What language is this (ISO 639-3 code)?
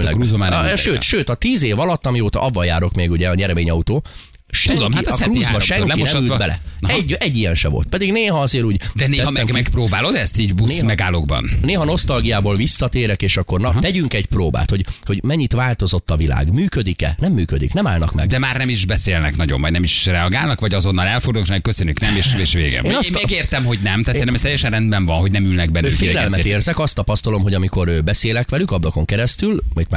hun